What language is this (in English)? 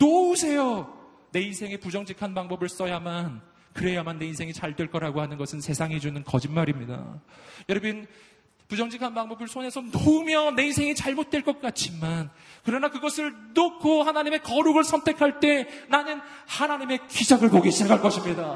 Korean